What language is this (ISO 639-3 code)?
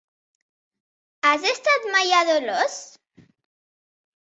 cat